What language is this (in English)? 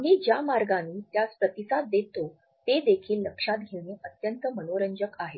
Marathi